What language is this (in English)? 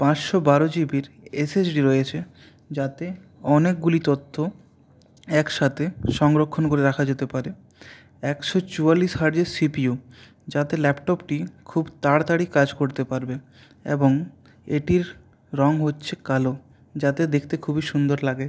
Bangla